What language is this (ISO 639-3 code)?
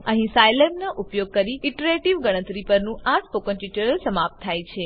guj